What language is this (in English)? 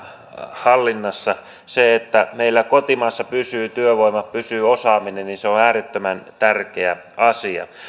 Finnish